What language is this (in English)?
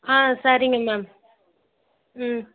Tamil